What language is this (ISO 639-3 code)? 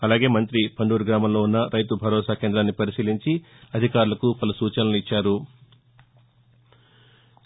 tel